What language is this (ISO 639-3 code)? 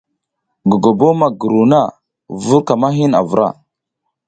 giz